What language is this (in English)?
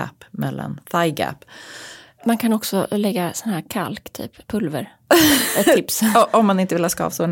Swedish